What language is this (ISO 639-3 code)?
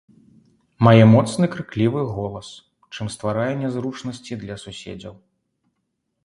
bel